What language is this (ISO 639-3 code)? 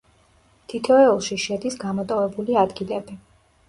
kat